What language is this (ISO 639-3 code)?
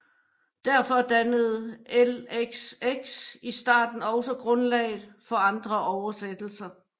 dan